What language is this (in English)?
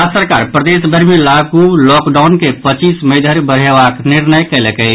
Maithili